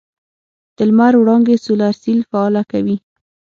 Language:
Pashto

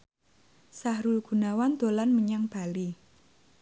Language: Javanese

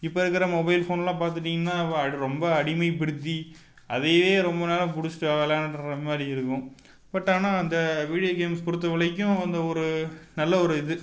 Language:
Tamil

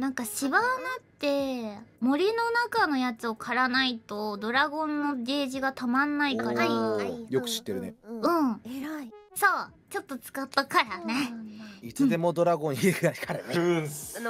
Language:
Japanese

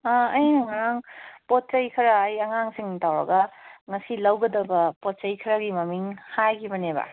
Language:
Manipuri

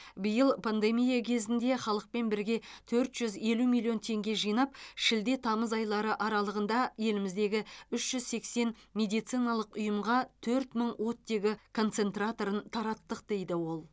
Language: Kazakh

